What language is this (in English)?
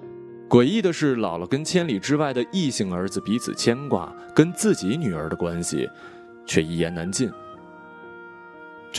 Chinese